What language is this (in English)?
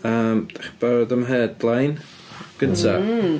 Welsh